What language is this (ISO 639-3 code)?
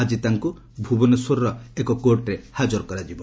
ori